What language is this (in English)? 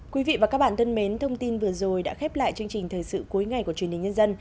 Vietnamese